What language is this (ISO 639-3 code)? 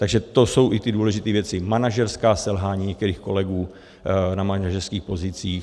ces